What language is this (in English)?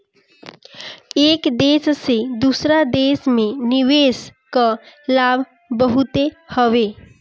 Bhojpuri